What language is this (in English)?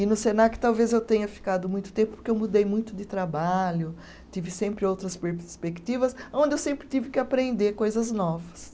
Portuguese